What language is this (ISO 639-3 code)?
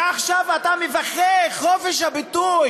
heb